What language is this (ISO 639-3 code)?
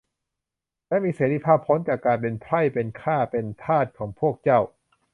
tha